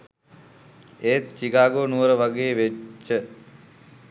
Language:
Sinhala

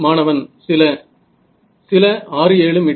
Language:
Tamil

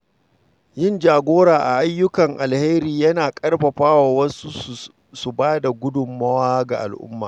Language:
Hausa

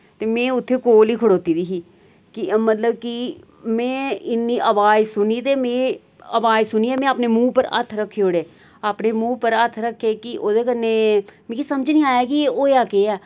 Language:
Dogri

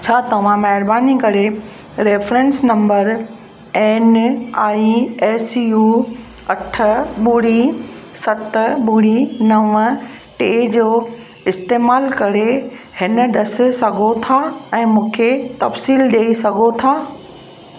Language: Sindhi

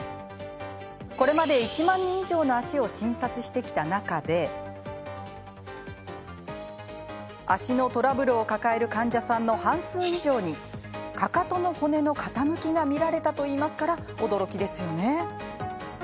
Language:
Japanese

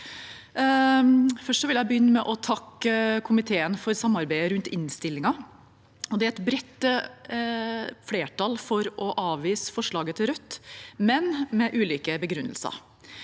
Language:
Norwegian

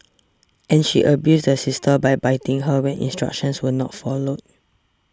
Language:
English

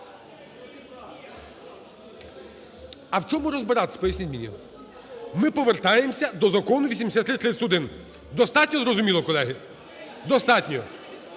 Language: Ukrainian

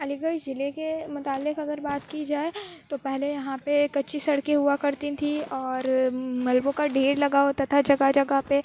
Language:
Urdu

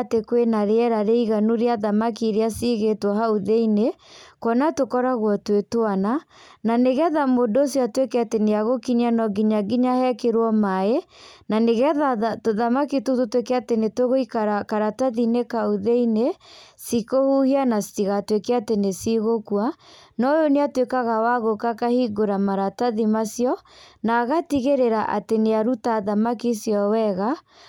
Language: Kikuyu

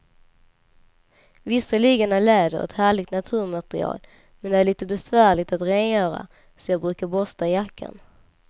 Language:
Swedish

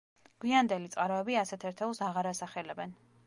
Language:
Georgian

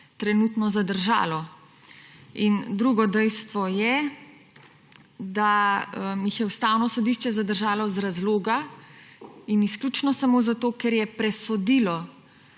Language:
Slovenian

